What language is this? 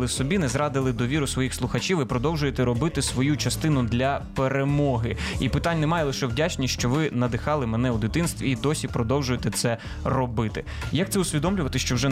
Ukrainian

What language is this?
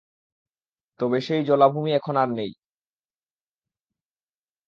Bangla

